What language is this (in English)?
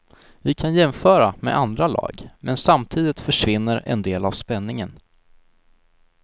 Swedish